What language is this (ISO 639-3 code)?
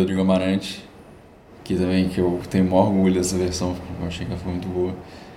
por